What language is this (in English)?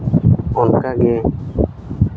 Santali